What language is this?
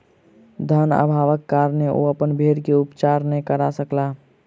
Maithili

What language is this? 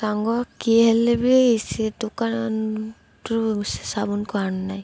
Odia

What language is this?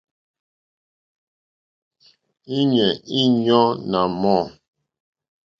Mokpwe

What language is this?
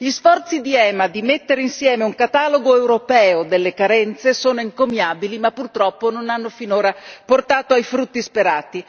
Italian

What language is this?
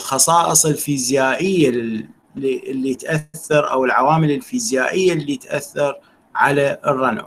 Arabic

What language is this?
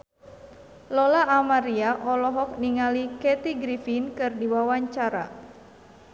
Sundanese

